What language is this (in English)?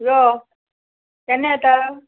Konkani